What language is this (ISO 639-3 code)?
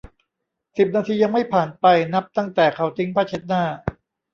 tha